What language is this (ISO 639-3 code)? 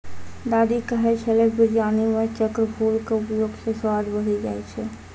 mai